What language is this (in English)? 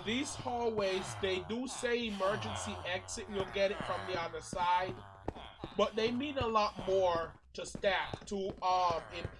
English